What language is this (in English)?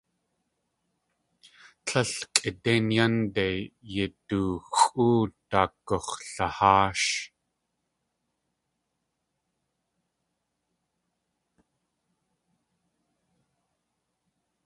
Tlingit